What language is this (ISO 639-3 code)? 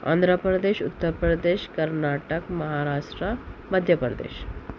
urd